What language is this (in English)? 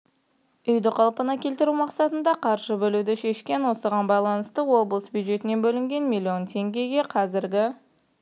Kazakh